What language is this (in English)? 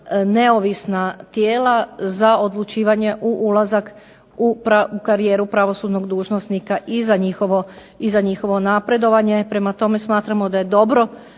Croatian